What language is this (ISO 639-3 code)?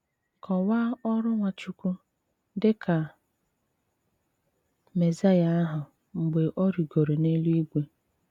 ibo